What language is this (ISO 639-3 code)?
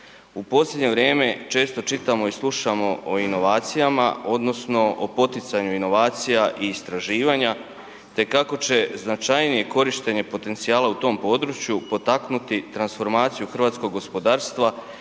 hrv